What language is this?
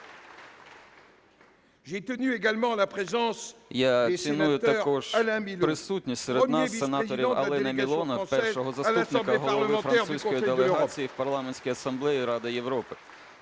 Ukrainian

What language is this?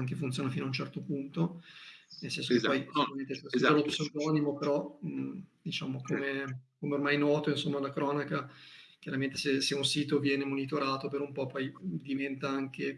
Italian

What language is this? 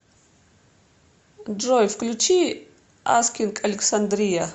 Russian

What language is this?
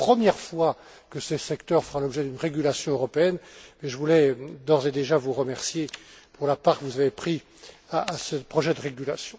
French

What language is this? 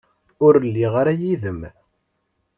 Kabyle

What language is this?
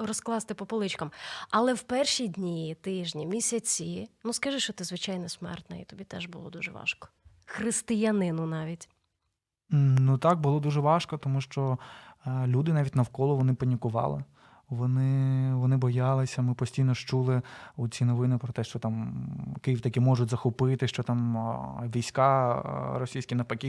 Ukrainian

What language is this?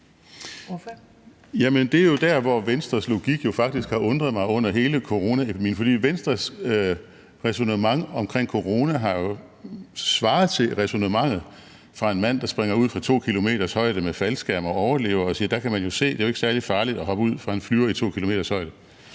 Danish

